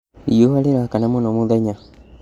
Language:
Kikuyu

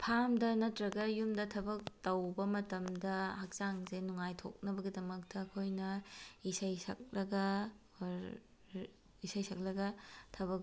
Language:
Manipuri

